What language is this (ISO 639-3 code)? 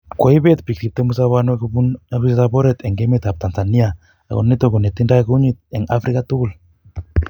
kln